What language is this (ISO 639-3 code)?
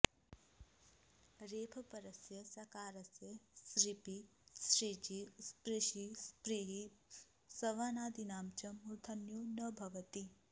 san